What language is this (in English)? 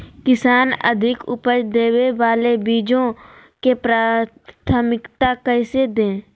Magahi